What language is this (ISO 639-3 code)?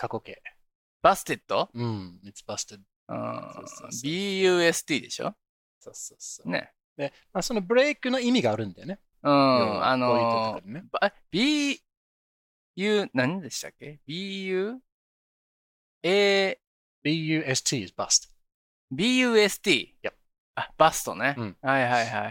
jpn